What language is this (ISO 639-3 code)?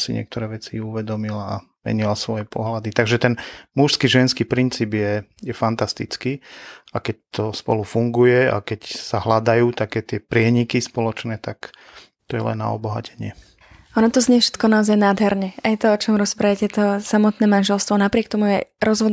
slk